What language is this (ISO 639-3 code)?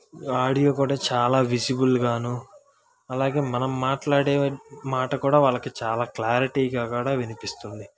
tel